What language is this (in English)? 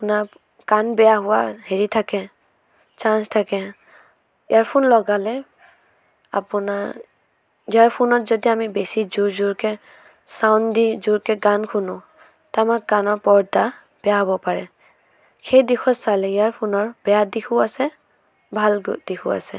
Assamese